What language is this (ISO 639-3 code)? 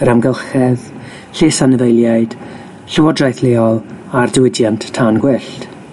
cym